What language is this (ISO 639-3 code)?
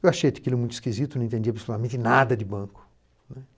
por